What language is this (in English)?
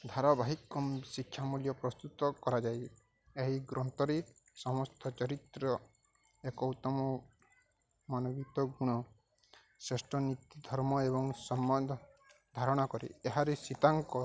Odia